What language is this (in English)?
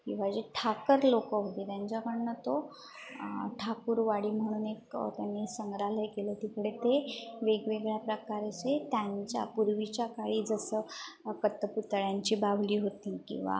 Marathi